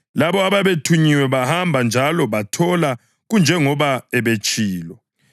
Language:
North Ndebele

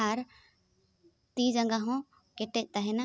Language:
Santali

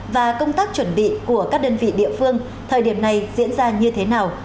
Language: Vietnamese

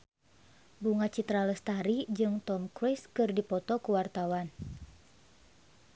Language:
Sundanese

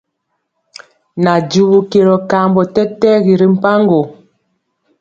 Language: Mpiemo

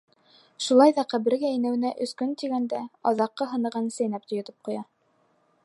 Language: Bashkir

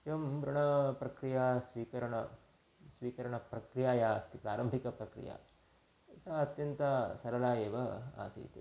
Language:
Sanskrit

